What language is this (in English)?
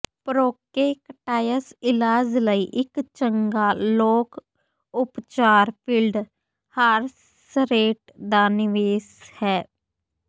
Punjabi